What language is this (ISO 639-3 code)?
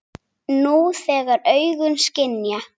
isl